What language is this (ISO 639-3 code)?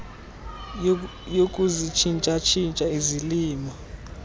xho